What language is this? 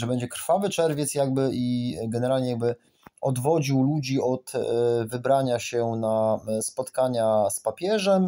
Polish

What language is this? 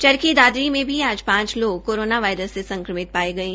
Hindi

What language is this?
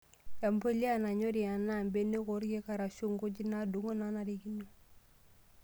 Masai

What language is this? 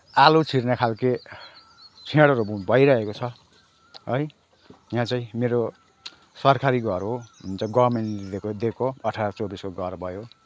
Nepali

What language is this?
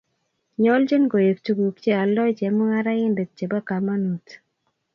Kalenjin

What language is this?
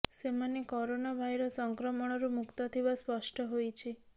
Odia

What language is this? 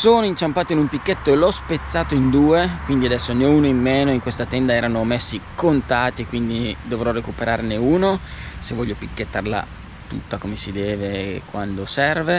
Italian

